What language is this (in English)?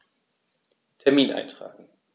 German